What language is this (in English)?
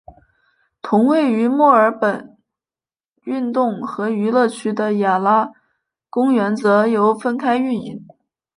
Chinese